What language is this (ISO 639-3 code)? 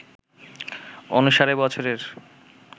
ben